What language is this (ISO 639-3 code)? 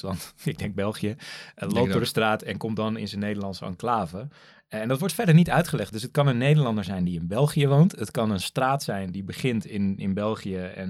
nld